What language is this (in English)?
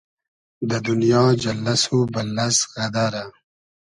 Hazaragi